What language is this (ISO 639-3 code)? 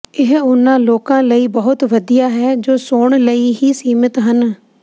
pan